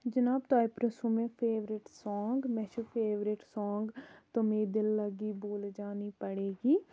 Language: Kashmiri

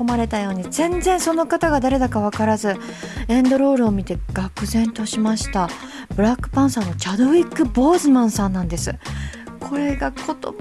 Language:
Japanese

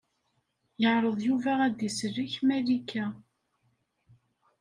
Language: Kabyle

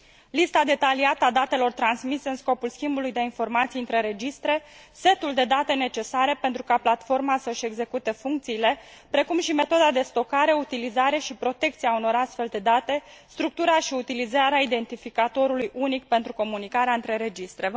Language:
Romanian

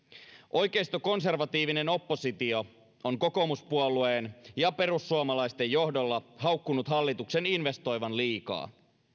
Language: Finnish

